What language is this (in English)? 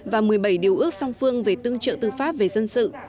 Vietnamese